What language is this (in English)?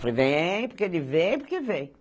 Portuguese